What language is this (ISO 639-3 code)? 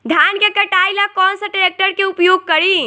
bho